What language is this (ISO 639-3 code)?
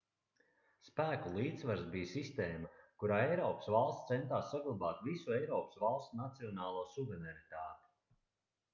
lav